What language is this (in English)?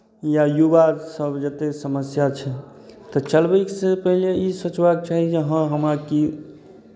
Maithili